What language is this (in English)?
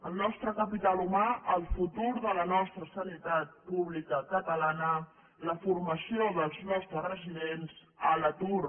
Catalan